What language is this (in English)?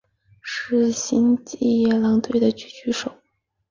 Chinese